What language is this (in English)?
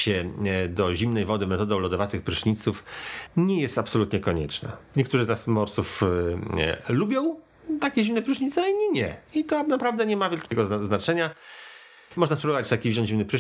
Polish